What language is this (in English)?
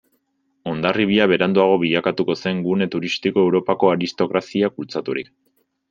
Basque